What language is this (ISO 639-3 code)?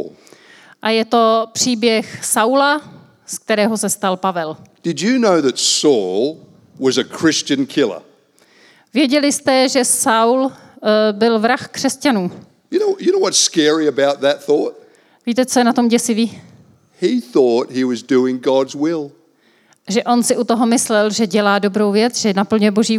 ces